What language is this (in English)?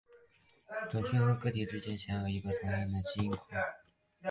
Chinese